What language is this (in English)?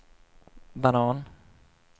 Swedish